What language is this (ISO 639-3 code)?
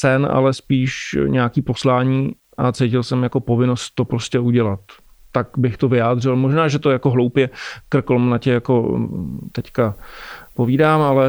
ces